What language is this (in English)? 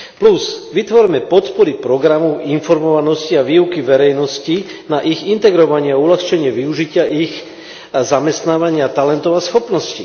Slovak